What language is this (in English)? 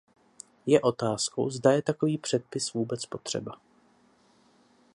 Czech